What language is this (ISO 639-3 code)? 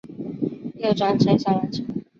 zho